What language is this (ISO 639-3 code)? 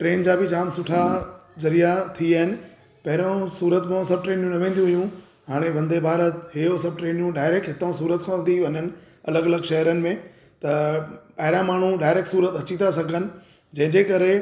snd